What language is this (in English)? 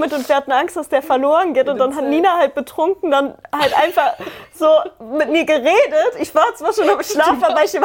German